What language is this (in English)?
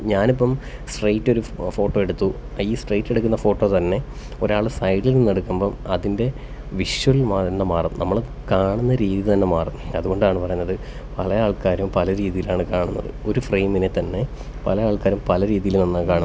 Malayalam